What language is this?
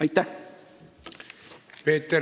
Estonian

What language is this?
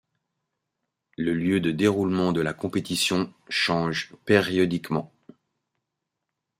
French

